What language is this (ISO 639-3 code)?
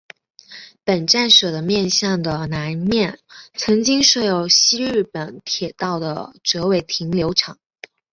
zho